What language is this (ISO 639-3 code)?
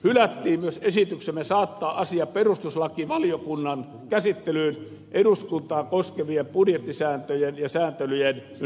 fin